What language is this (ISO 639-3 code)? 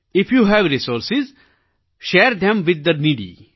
guj